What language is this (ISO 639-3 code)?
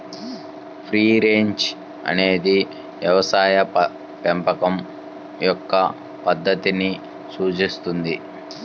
tel